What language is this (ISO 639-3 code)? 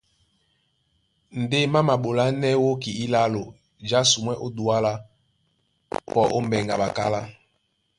dua